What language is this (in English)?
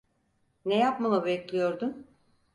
Turkish